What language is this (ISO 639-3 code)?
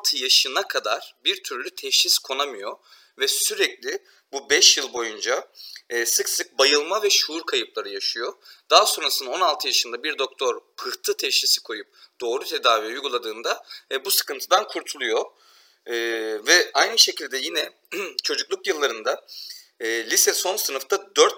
tur